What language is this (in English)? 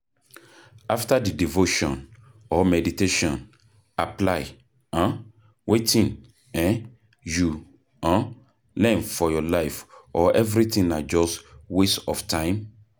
Nigerian Pidgin